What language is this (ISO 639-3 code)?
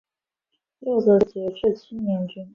zho